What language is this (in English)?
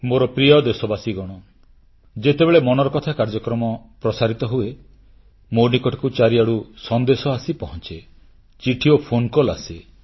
Odia